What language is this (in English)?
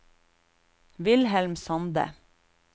Norwegian